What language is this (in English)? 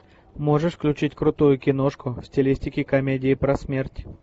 Russian